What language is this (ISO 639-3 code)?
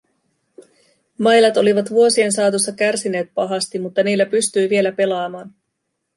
fin